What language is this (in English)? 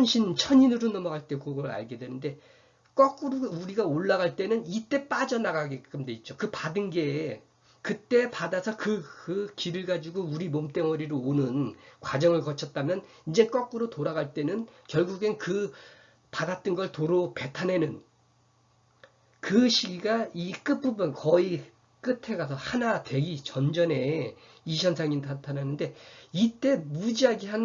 Korean